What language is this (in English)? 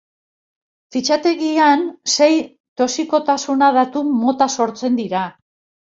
Basque